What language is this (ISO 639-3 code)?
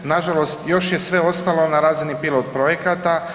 hrv